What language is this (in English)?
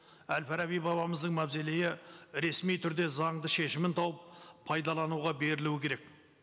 Kazakh